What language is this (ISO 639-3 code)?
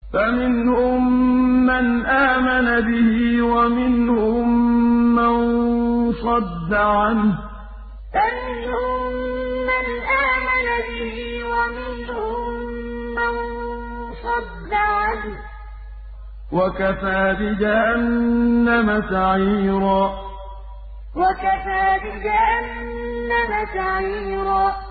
ara